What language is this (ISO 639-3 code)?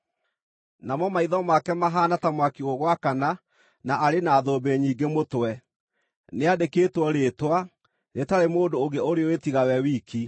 kik